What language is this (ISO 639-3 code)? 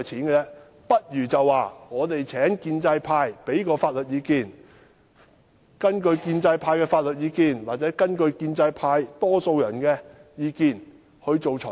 yue